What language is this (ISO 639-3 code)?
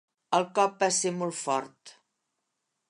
cat